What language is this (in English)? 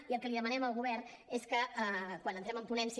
Catalan